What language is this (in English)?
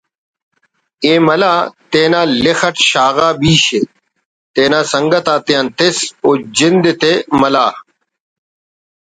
Brahui